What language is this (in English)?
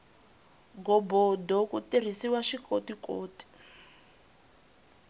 Tsonga